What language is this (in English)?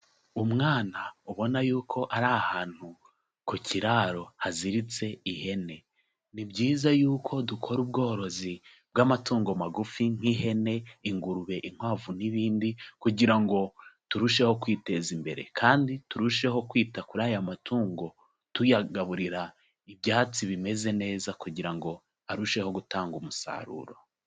Kinyarwanda